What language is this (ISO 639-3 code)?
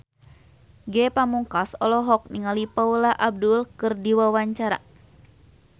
sun